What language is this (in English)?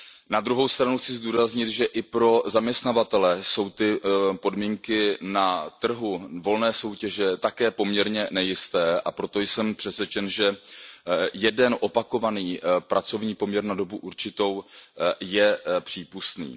Czech